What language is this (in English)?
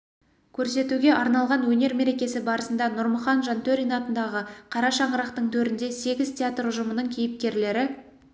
Kazakh